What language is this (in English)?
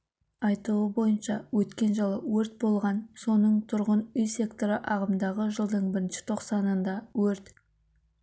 Kazakh